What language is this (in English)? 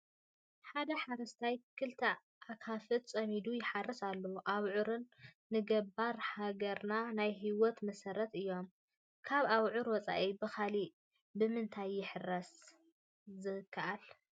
Tigrinya